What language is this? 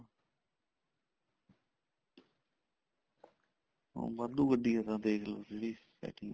Punjabi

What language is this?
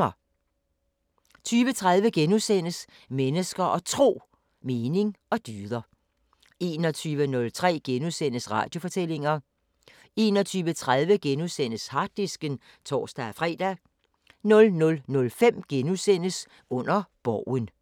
Danish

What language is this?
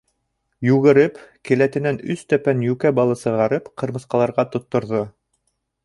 Bashkir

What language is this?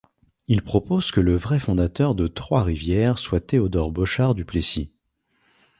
French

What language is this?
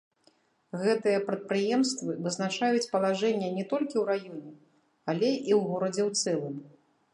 Belarusian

